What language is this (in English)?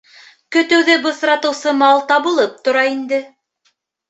Bashkir